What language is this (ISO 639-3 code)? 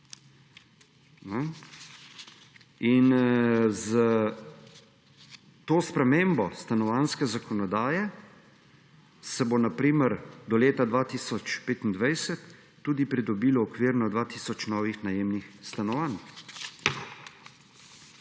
slv